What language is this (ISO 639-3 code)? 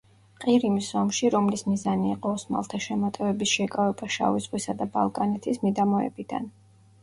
kat